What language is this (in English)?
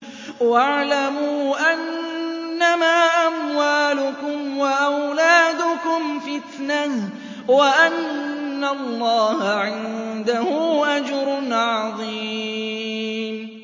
Arabic